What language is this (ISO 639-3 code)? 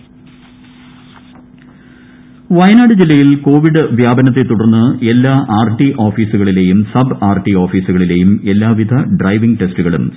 mal